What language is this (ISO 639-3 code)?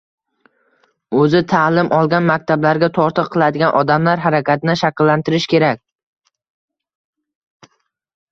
uzb